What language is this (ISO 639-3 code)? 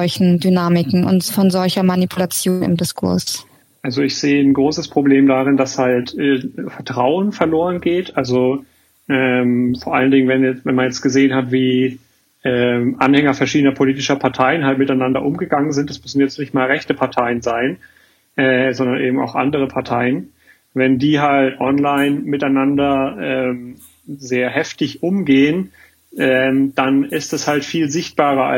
deu